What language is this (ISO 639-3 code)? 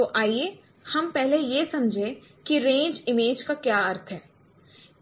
hin